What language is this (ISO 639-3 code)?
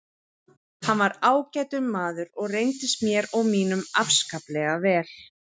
isl